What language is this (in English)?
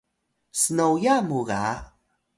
Atayal